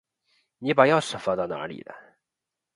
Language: Chinese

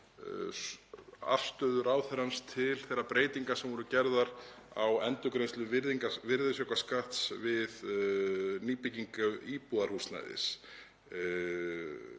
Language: Icelandic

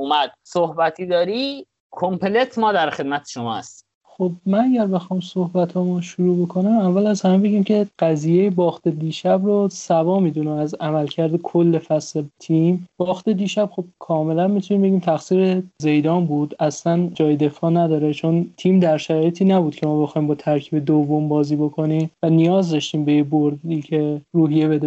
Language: Persian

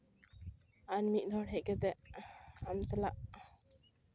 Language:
Santali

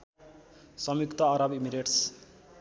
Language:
Nepali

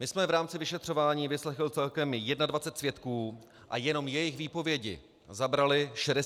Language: Czech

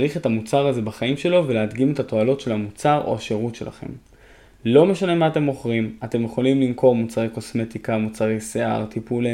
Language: Hebrew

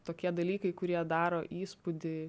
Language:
Lithuanian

